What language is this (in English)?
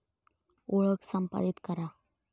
Marathi